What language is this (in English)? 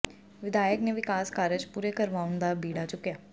Punjabi